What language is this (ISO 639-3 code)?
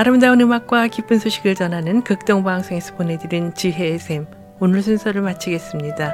kor